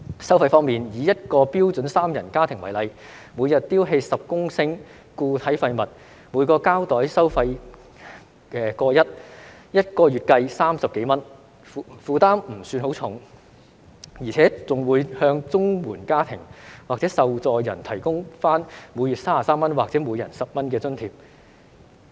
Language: Cantonese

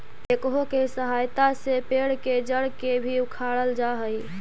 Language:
Magahi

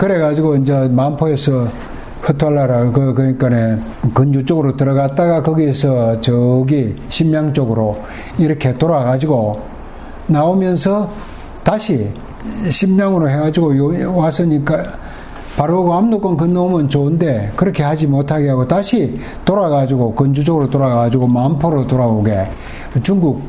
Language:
Korean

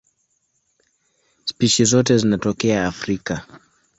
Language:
Swahili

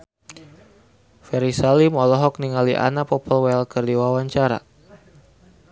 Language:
Sundanese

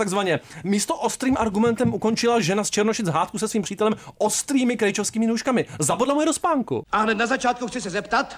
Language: Czech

